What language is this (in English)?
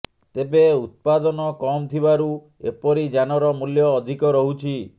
Odia